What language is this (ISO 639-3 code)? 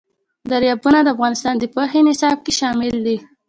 pus